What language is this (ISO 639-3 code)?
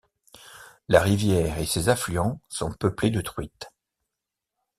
fra